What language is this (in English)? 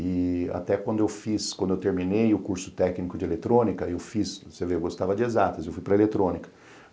Portuguese